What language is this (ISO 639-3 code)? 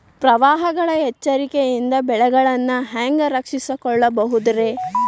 kan